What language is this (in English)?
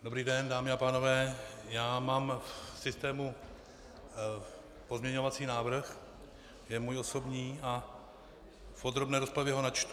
Czech